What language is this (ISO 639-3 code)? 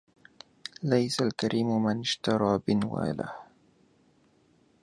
ara